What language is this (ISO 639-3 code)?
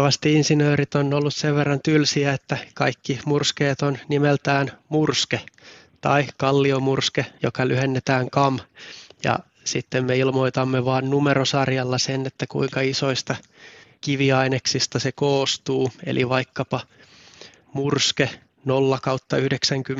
fin